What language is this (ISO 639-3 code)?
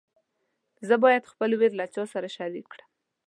pus